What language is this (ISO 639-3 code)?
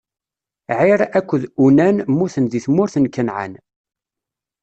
kab